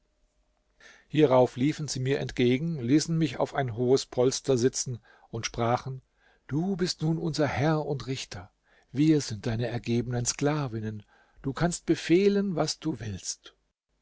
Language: German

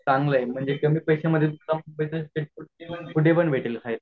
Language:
Marathi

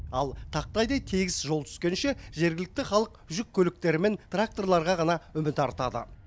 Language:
Kazakh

